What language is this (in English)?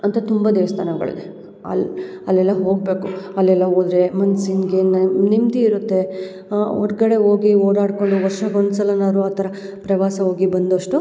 Kannada